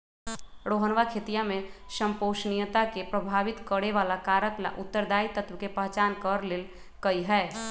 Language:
Magahi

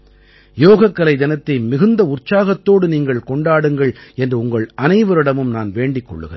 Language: Tamil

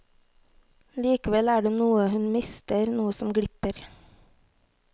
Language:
Norwegian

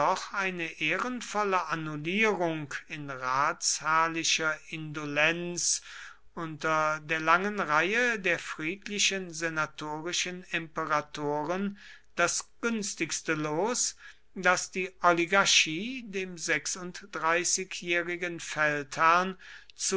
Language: German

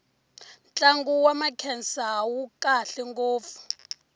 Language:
Tsonga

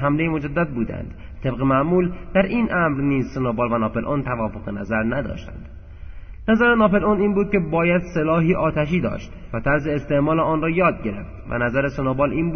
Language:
Persian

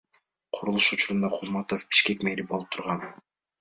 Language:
Kyrgyz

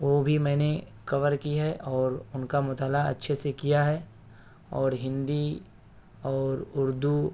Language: Urdu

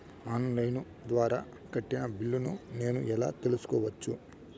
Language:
Telugu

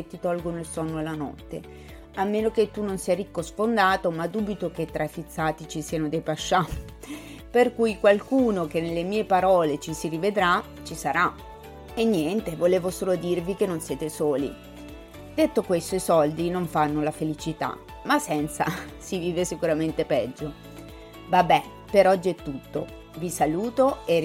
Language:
Italian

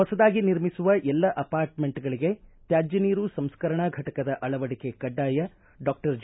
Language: Kannada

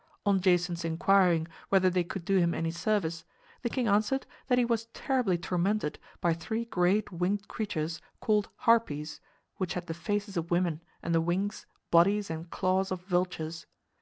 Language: English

